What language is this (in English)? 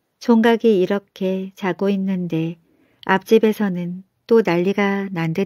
Korean